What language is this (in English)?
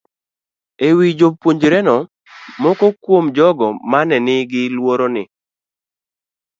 Luo (Kenya and Tanzania)